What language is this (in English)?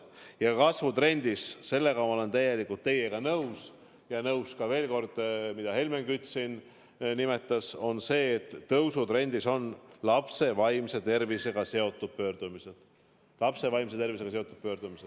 Estonian